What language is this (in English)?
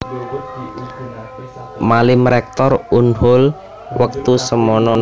Javanese